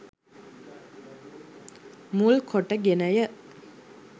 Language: Sinhala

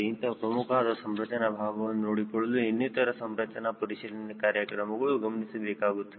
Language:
Kannada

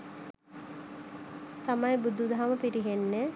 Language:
Sinhala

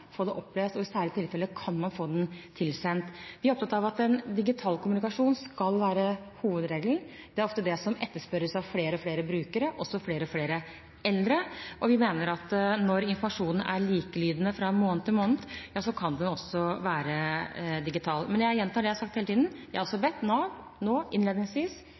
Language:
Norwegian Bokmål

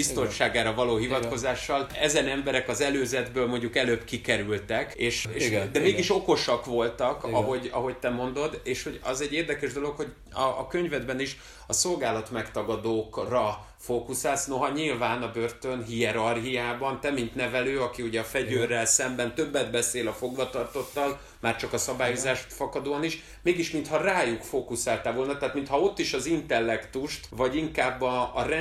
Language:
Hungarian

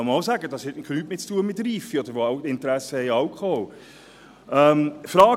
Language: Swiss German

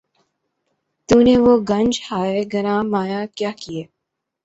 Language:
Urdu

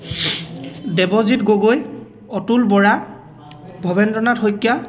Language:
Assamese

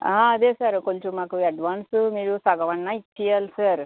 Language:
Telugu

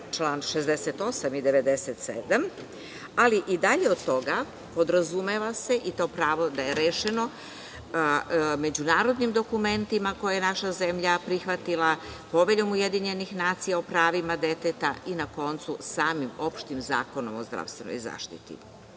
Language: Serbian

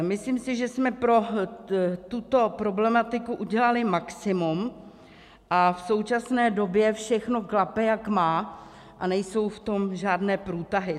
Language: Czech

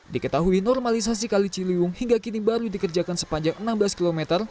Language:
Indonesian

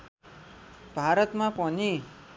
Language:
Nepali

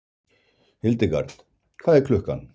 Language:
Icelandic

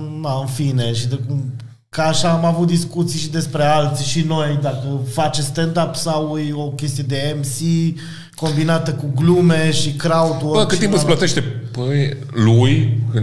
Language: Romanian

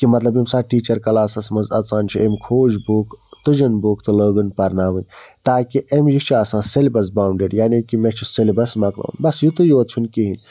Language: Kashmiri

